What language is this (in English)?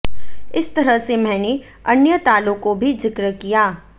Hindi